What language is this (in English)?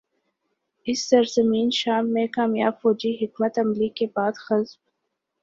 Urdu